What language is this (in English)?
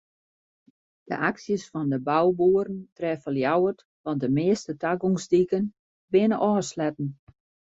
Western Frisian